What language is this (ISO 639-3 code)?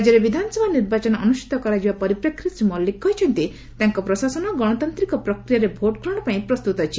ori